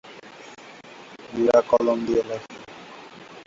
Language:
Bangla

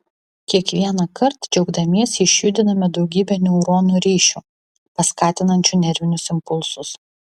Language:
Lithuanian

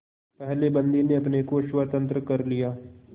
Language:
Hindi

